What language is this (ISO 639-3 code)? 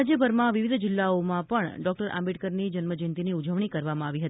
guj